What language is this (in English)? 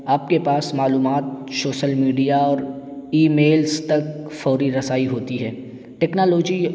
Urdu